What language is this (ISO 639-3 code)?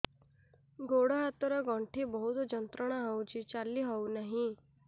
ori